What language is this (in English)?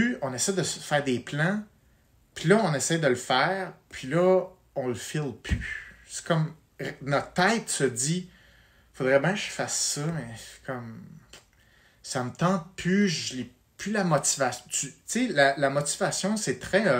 French